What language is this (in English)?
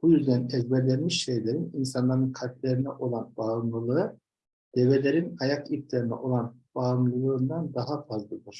Turkish